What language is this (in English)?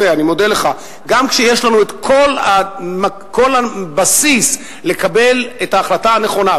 Hebrew